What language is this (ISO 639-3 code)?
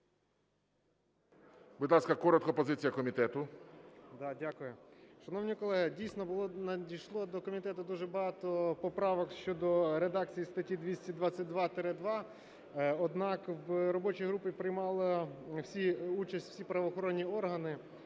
ukr